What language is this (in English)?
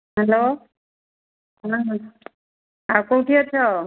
Odia